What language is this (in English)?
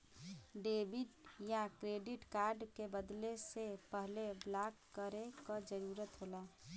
Bhojpuri